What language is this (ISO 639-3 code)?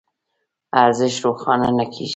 pus